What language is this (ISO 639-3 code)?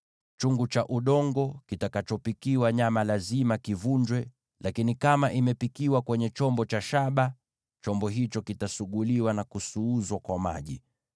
swa